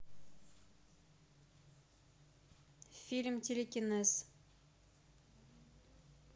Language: Russian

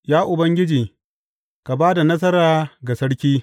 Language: Hausa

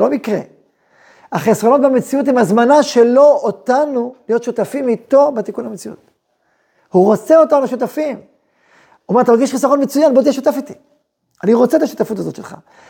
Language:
Hebrew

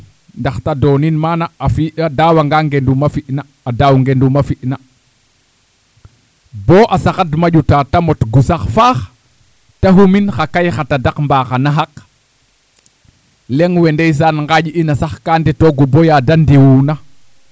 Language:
Serer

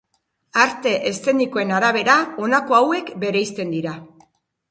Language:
Basque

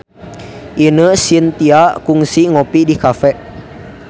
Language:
Sundanese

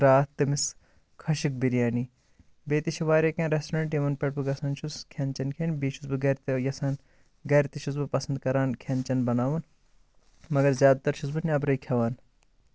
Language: Kashmiri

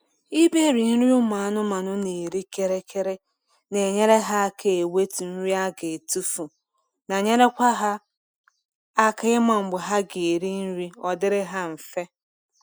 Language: Igbo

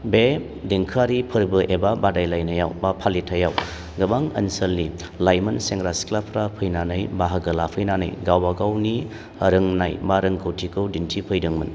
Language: Bodo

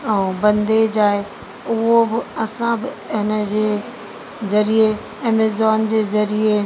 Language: Sindhi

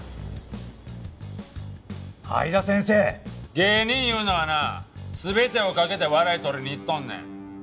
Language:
Japanese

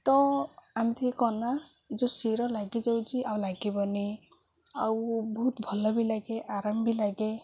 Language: Odia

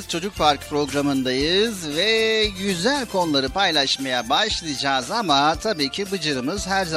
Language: Turkish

